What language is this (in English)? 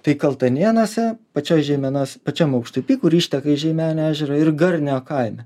Lithuanian